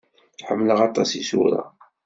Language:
Kabyle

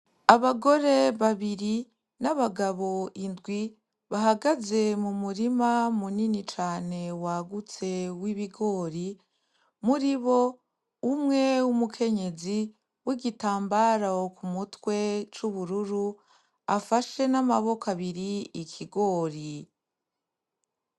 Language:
Rundi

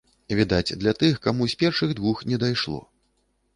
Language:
Belarusian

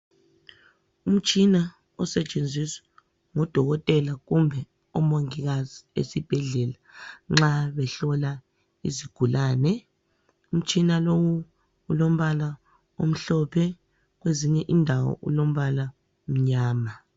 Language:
North Ndebele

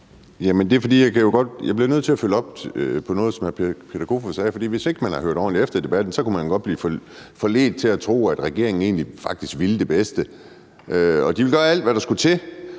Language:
Danish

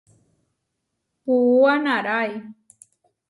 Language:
Huarijio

